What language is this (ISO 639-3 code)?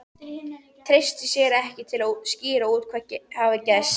isl